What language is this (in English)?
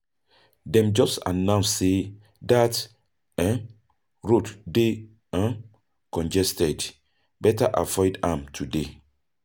Nigerian Pidgin